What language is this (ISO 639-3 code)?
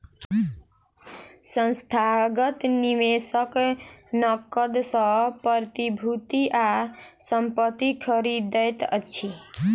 mai